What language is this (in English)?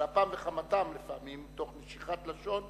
Hebrew